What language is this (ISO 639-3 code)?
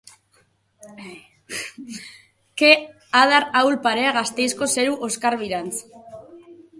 eus